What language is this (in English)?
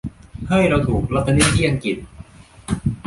Thai